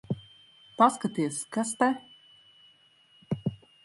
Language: Latvian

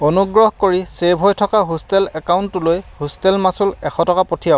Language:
Assamese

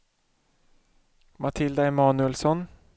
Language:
Swedish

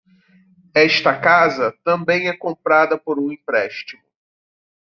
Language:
Portuguese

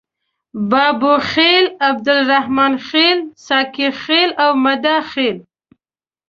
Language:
Pashto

